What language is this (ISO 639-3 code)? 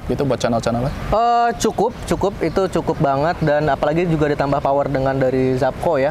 ind